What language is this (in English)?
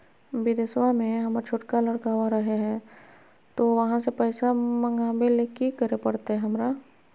Magahi